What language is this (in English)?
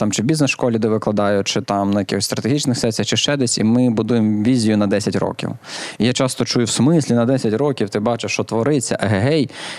Ukrainian